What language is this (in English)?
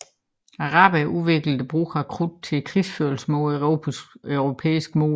Danish